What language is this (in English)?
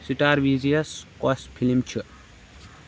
Kashmiri